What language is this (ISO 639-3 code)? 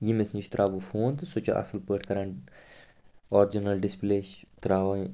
kas